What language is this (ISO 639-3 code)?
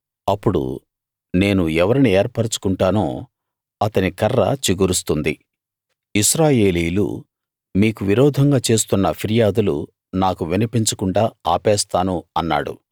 tel